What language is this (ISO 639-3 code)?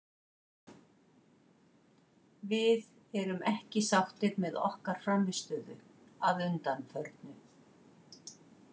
isl